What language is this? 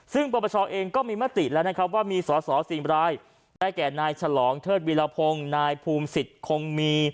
Thai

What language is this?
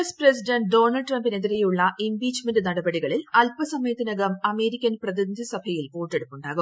Malayalam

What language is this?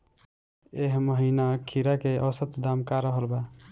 Bhojpuri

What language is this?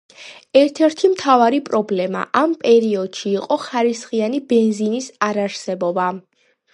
Georgian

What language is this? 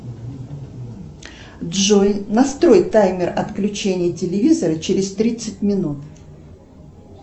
Russian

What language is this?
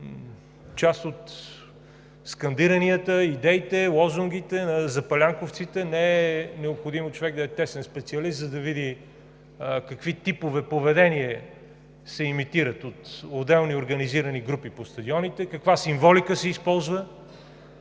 Bulgarian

